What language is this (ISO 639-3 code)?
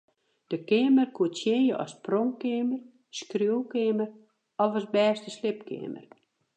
fry